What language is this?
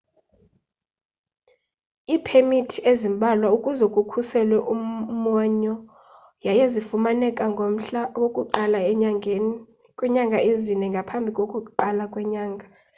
Xhosa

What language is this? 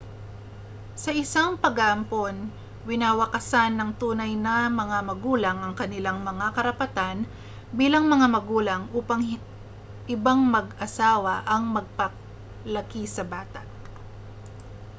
Filipino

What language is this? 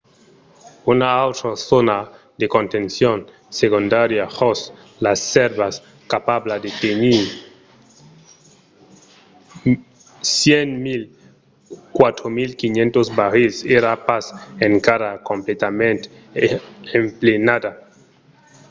Occitan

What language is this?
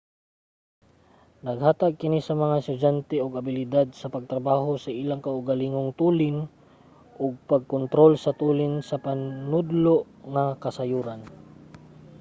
Cebuano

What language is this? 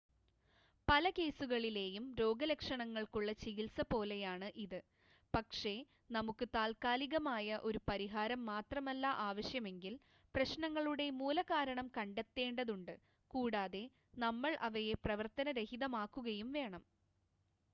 Malayalam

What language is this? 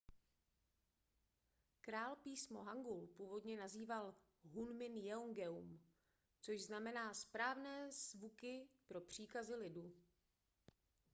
Czech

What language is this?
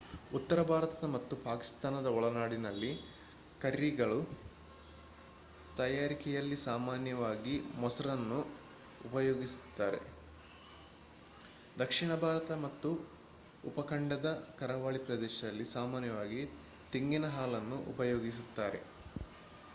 Kannada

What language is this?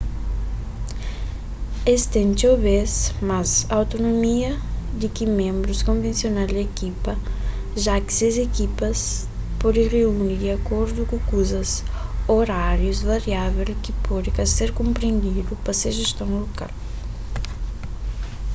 Kabuverdianu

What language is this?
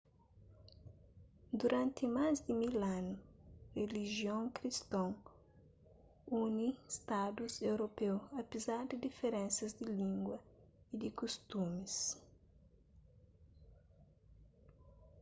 Kabuverdianu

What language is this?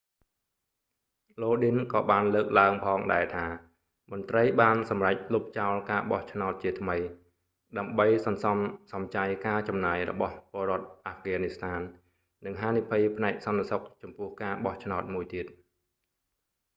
Khmer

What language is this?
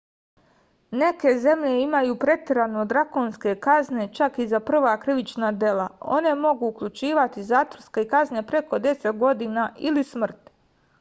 Serbian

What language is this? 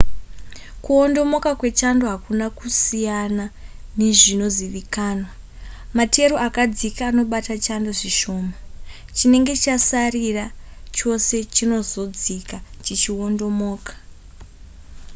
Shona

